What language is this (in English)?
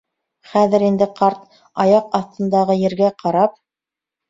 Bashkir